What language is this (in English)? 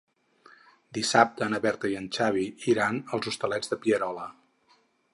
Catalan